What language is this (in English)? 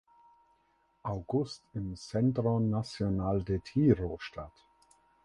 German